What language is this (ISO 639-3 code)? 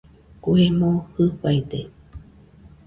hux